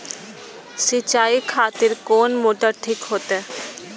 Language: Maithili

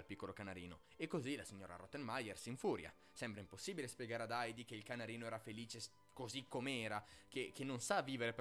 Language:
Italian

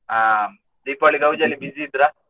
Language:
Kannada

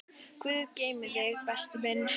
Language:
Icelandic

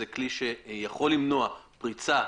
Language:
Hebrew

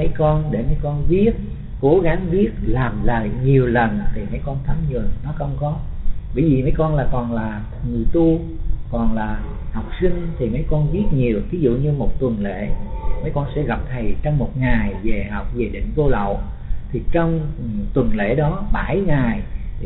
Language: Vietnamese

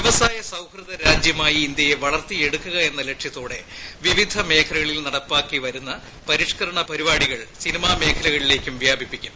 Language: Malayalam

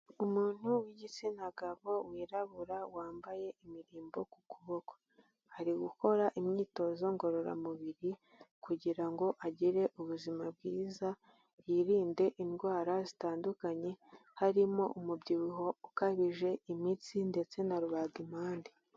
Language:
Kinyarwanda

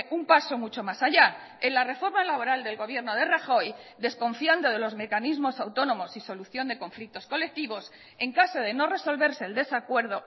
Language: Spanish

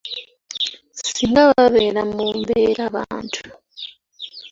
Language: Ganda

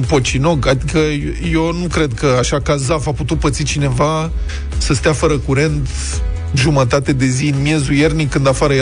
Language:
Romanian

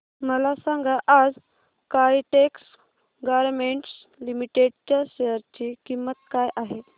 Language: Marathi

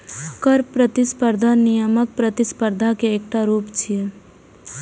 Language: Maithili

